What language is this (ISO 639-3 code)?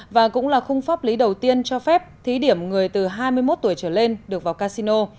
vie